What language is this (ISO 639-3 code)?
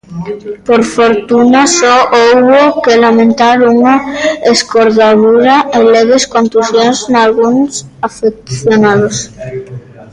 glg